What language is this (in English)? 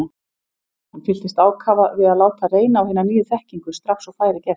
Icelandic